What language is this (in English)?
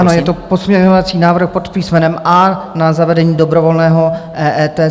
Czech